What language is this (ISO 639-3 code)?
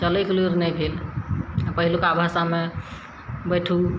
mai